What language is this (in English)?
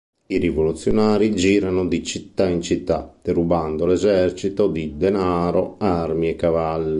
Italian